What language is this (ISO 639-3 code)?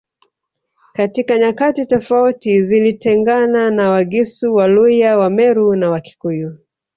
swa